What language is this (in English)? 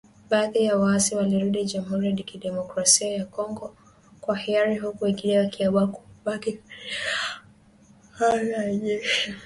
Swahili